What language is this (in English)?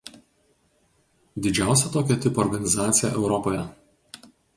Lithuanian